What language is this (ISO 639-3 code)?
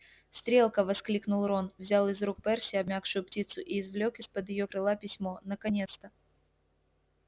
rus